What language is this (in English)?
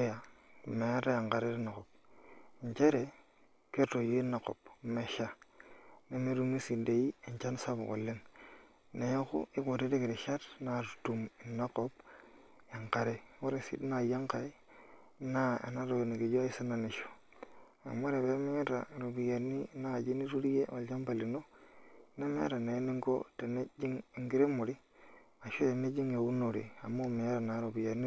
Masai